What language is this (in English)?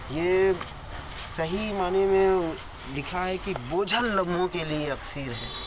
Urdu